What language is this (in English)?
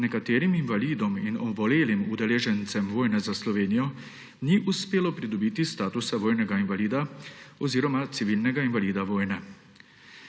Slovenian